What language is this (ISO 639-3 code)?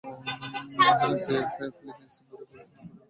ben